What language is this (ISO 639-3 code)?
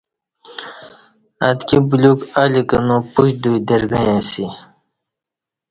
bsh